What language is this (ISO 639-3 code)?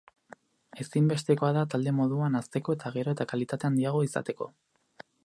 eus